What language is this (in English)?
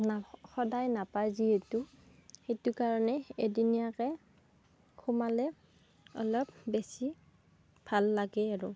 Assamese